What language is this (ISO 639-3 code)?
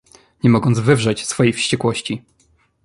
pol